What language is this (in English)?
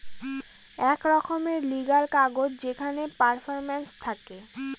Bangla